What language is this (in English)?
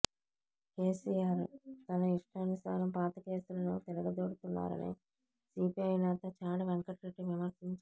Telugu